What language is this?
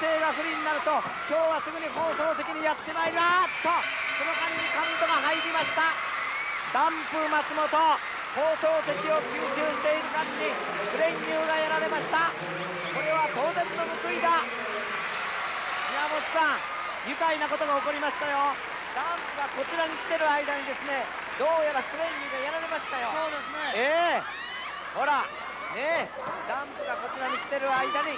Japanese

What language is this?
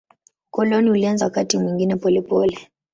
Swahili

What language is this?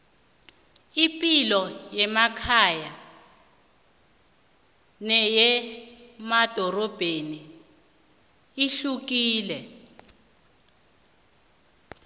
South Ndebele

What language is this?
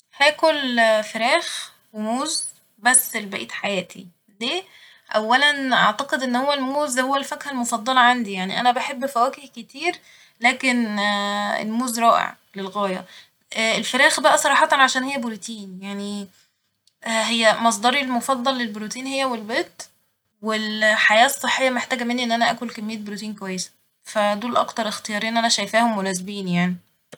Egyptian Arabic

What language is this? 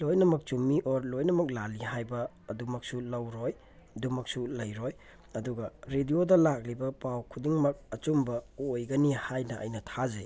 Manipuri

